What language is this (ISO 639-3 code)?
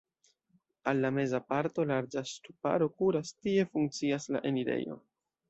epo